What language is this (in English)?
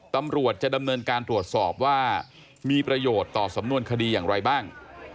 Thai